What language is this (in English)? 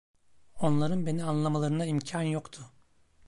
Turkish